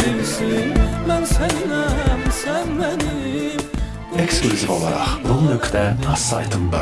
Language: Azerbaijani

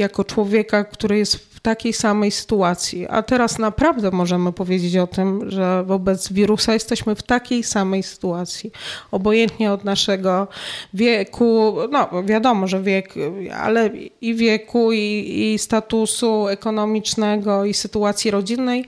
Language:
Polish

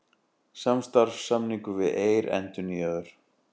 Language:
Icelandic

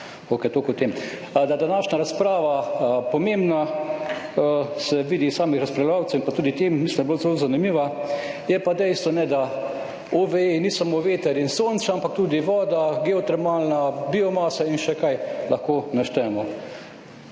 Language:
Slovenian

